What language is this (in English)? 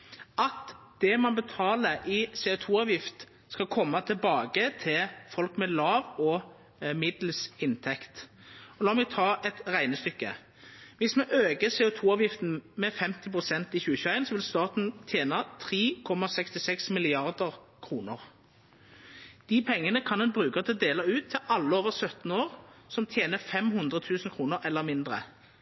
Norwegian Nynorsk